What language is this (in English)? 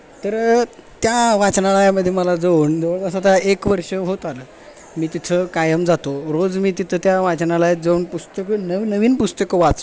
Marathi